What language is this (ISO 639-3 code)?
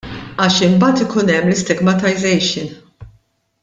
mlt